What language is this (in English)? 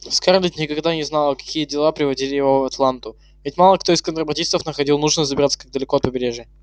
Russian